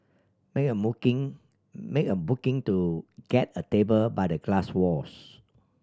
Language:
English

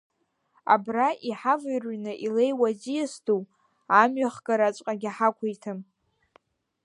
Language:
Abkhazian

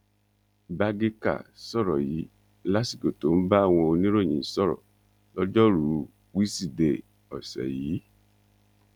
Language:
Yoruba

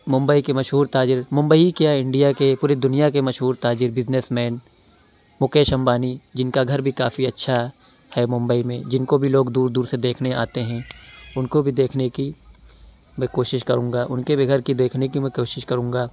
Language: Urdu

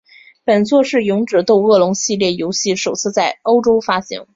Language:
Chinese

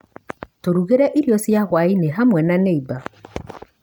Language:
Kikuyu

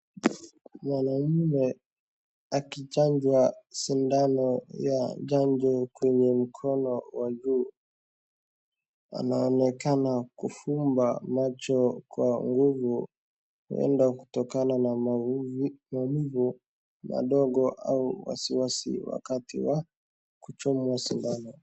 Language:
Swahili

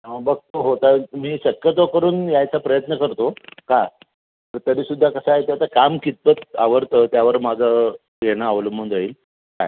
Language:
Marathi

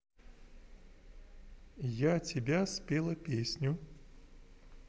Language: Russian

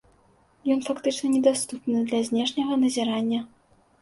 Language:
Belarusian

